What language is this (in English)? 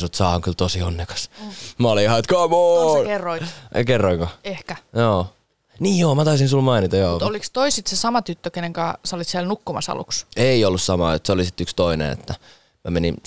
Finnish